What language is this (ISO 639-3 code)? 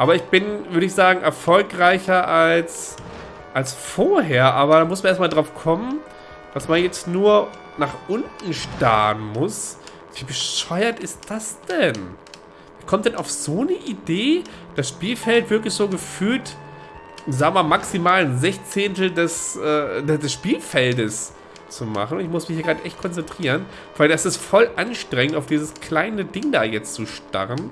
deu